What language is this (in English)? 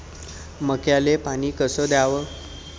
Marathi